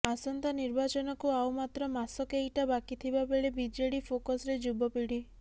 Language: Odia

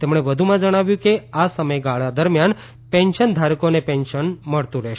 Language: Gujarati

